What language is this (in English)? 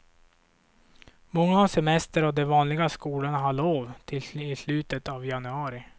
Swedish